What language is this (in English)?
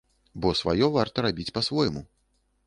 Belarusian